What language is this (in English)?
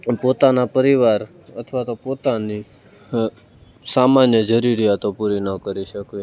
Gujarati